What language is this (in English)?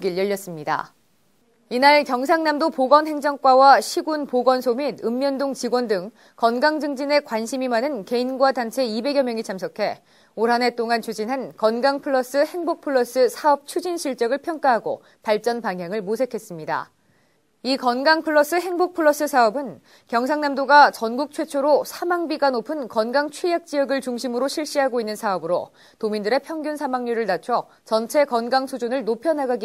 Korean